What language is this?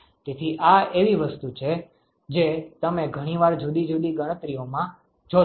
Gujarati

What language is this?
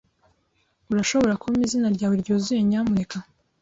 Kinyarwanda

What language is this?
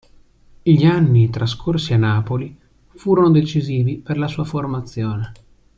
Italian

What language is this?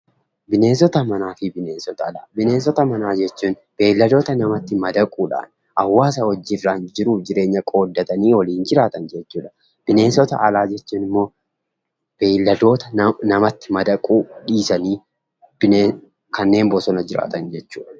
Oromo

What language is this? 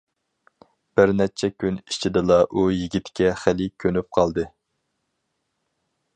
Uyghur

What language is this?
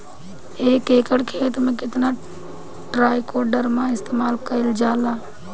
Bhojpuri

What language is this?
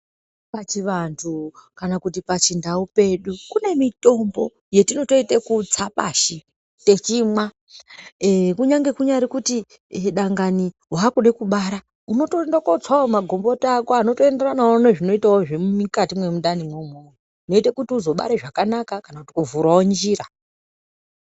Ndau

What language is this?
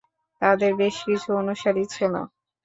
Bangla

